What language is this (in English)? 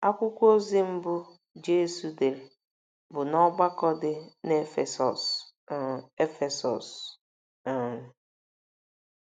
Igbo